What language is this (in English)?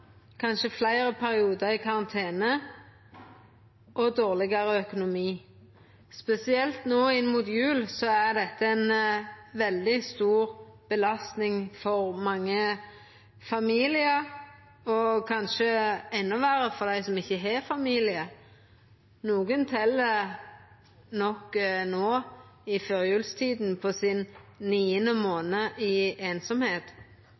Norwegian Nynorsk